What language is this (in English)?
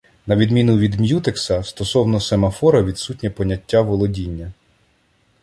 Ukrainian